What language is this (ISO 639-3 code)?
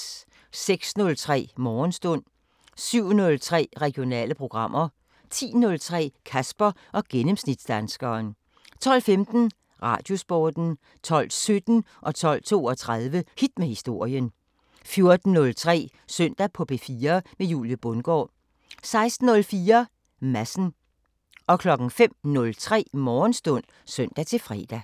dan